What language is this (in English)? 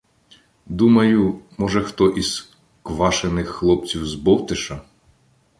Ukrainian